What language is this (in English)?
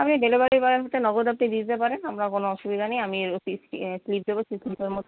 Bangla